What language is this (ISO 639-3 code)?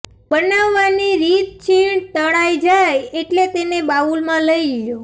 guj